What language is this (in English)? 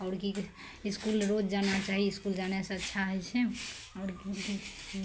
Maithili